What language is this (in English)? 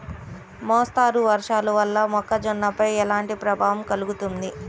Telugu